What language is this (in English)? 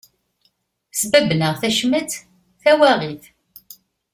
Kabyle